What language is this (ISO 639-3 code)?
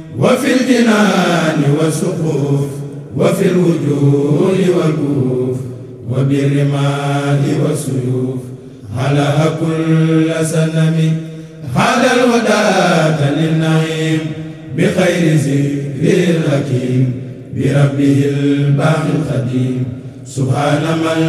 ara